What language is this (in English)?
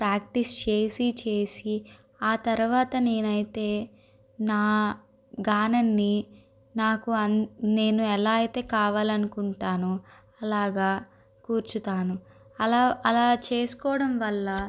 Telugu